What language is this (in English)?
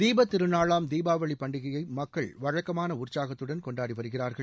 Tamil